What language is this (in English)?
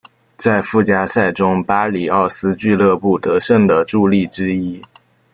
Chinese